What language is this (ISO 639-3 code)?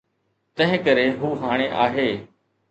snd